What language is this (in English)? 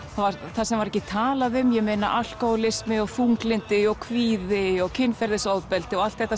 Icelandic